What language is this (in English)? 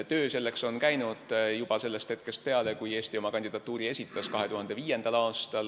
Estonian